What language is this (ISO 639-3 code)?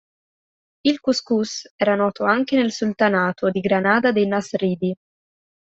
ita